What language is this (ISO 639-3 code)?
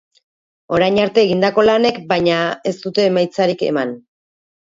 eus